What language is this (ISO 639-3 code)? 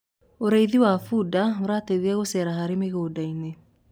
kik